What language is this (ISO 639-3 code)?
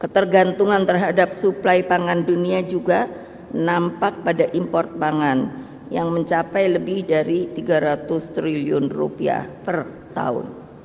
ind